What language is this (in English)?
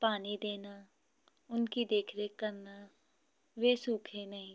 Hindi